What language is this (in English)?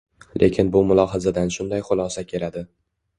Uzbek